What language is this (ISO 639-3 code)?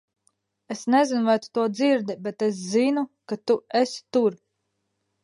lav